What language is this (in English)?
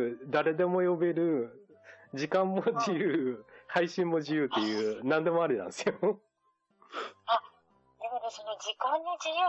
Japanese